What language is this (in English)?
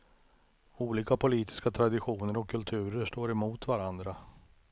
Swedish